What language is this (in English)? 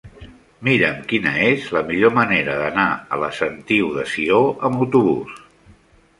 Catalan